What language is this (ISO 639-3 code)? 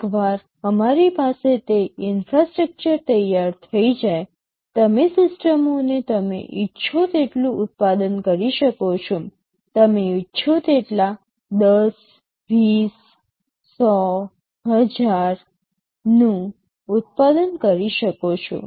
guj